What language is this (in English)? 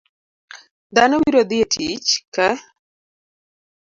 Luo (Kenya and Tanzania)